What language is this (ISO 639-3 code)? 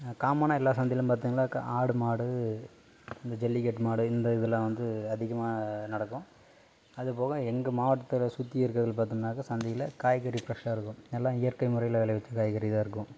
tam